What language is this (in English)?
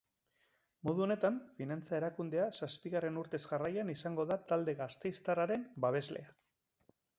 Basque